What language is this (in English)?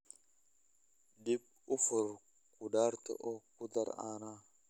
Somali